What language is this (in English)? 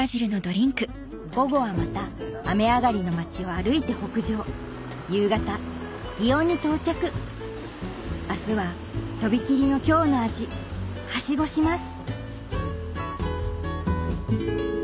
Japanese